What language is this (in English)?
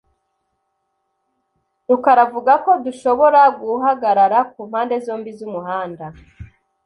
Kinyarwanda